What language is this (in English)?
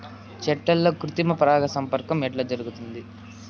Telugu